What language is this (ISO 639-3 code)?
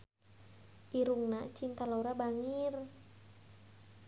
sun